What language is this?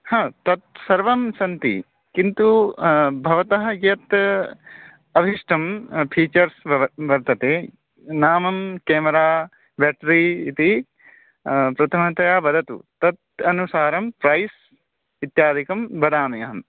Sanskrit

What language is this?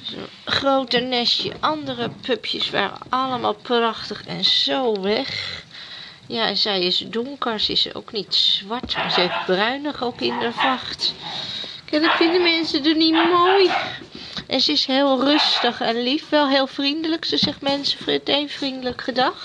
Dutch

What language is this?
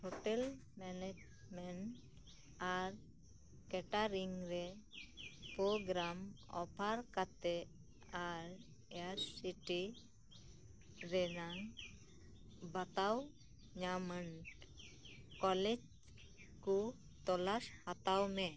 Santali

